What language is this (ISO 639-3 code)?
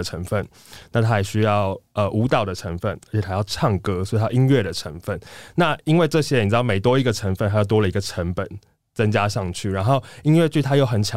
zho